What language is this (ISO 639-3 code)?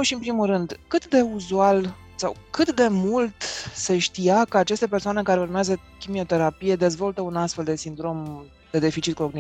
ron